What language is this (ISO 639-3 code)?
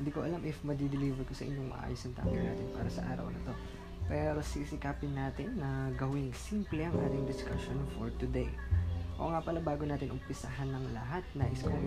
fil